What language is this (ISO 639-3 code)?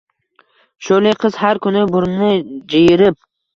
uzb